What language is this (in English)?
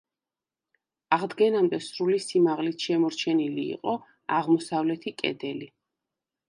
Georgian